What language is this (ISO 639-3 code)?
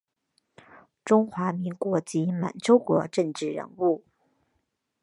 zho